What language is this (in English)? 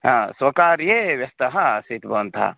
Sanskrit